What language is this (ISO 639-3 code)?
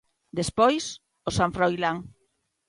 glg